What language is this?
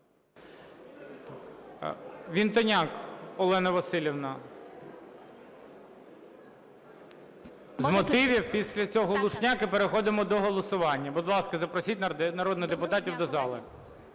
Ukrainian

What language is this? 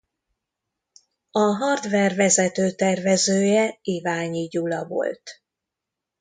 Hungarian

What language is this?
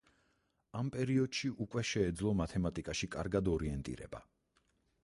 Georgian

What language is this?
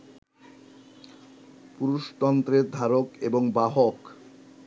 Bangla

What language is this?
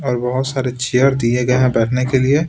Hindi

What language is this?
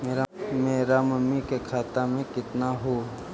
Magahi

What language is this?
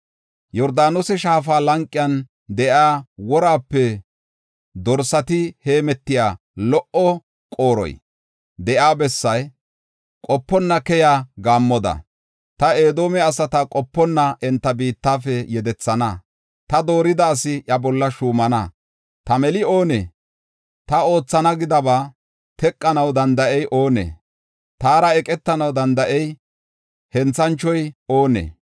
Gofa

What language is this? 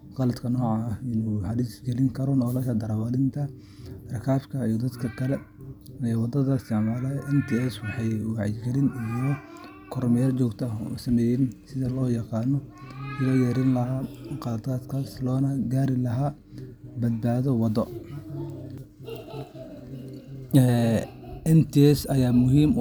Somali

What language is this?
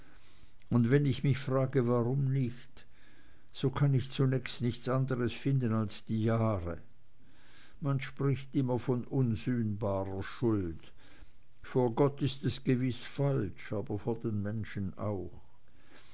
German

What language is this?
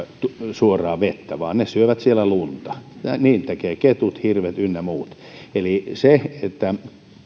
Finnish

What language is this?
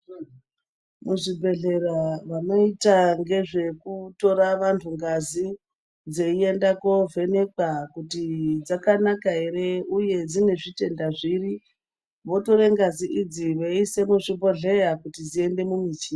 Ndau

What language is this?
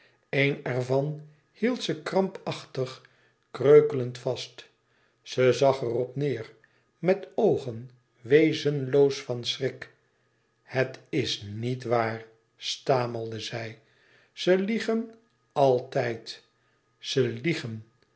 Dutch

